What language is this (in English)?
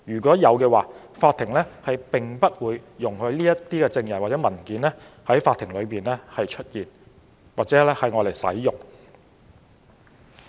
Cantonese